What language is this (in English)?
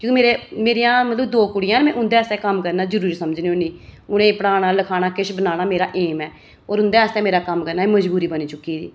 Dogri